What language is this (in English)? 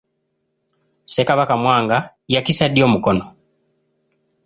Ganda